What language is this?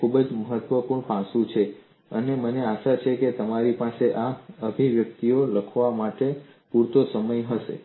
Gujarati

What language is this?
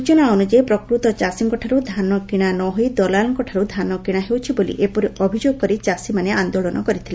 Odia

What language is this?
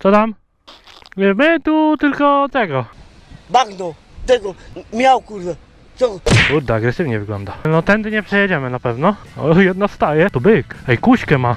Polish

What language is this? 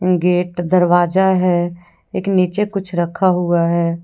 Hindi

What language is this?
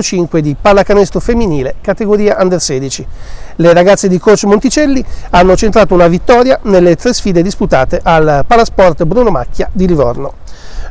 Italian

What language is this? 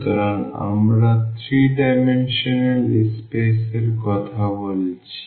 Bangla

